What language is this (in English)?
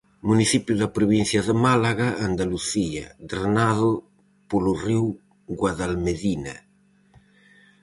Galician